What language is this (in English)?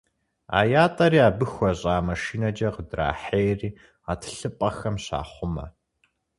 Kabardian